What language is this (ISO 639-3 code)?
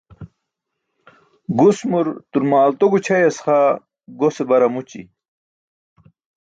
bsk